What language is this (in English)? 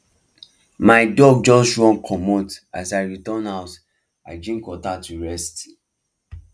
Nigerian Pidgin